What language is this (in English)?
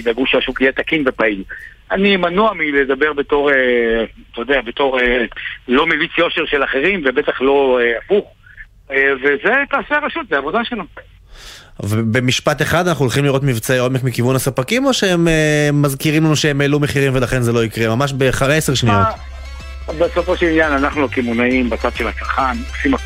Hebrew